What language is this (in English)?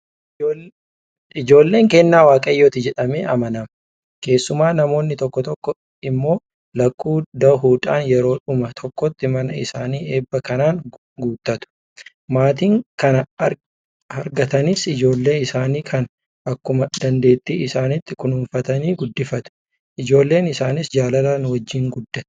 Oromo